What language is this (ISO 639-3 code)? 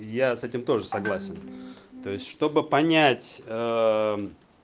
rus